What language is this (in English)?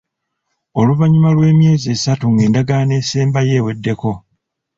Ganda